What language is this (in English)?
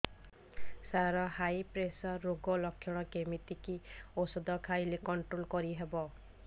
Odia